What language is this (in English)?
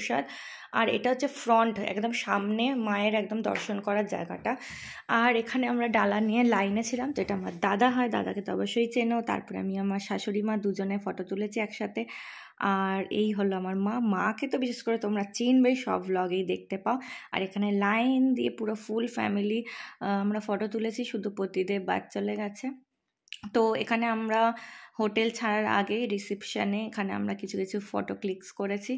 Bangla